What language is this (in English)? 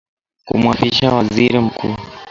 Swahili